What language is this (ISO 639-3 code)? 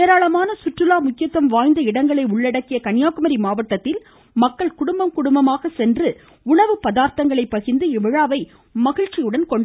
tam